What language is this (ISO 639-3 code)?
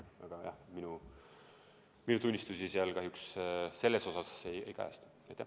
est